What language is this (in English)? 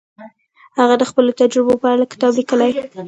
Pashto